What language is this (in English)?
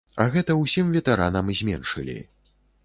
Belarusian